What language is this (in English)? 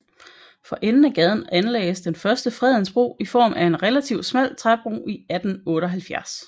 Danish